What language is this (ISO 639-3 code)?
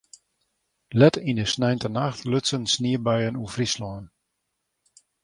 fry